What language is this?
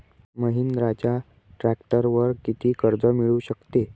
Marathi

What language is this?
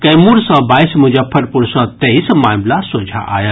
Maithili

